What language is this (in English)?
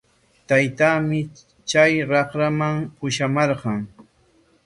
Corongo Ancash Quechua